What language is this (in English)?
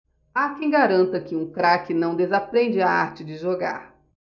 Portuguese